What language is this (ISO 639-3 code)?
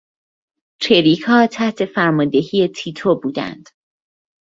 fas